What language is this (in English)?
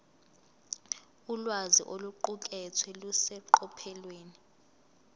Zulu